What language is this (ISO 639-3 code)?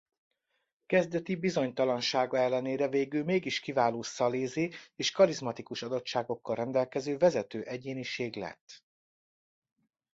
hun